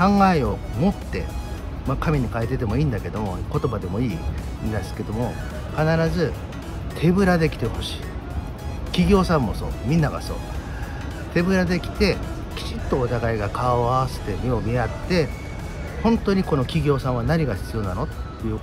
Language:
Japanese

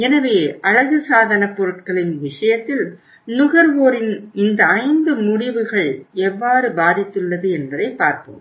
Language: Tamil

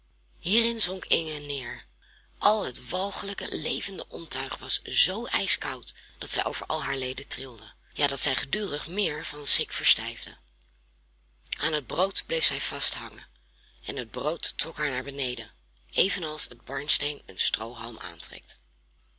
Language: Dutch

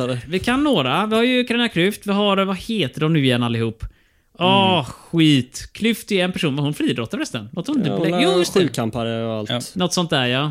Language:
Swedish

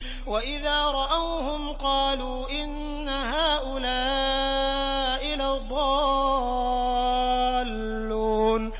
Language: Arabic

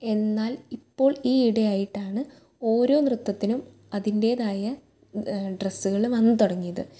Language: Malayalam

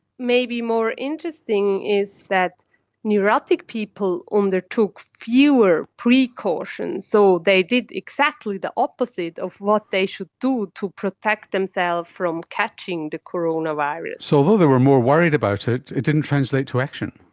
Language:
English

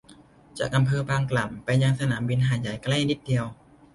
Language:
Thai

